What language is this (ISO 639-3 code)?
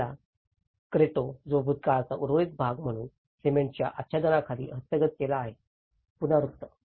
mar